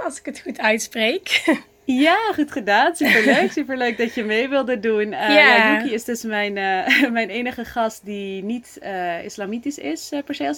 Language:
Dutch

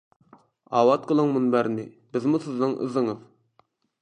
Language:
Uyghur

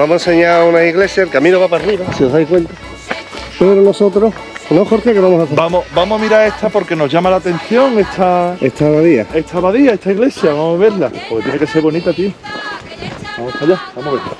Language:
Spanish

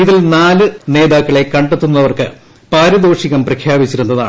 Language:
Malayalam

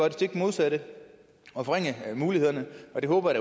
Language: Danish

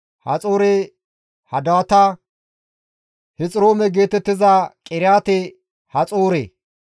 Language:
Gamo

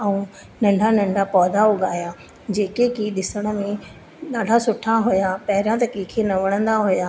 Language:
Sindhi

